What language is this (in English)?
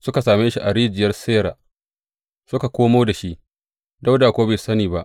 Hausa